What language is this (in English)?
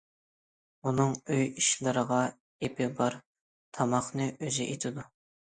Uyghur